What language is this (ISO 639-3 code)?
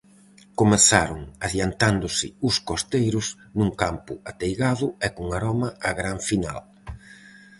glg